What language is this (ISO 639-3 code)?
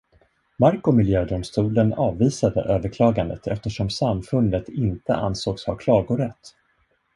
swe